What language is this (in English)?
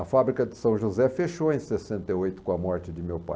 Portuguese